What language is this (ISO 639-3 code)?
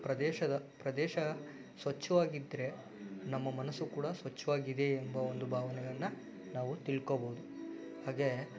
kan